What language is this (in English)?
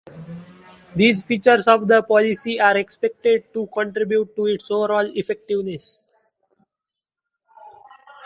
English